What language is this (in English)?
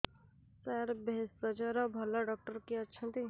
Odia